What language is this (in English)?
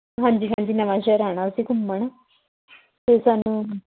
Punjabi